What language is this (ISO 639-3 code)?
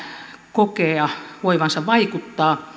fin